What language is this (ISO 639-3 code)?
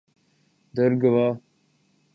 urd